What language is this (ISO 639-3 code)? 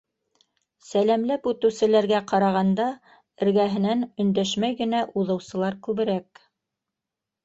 bak